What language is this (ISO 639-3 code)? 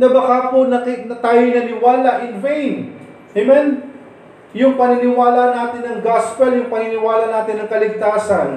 fil